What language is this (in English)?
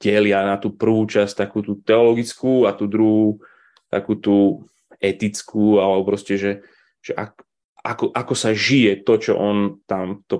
Slovak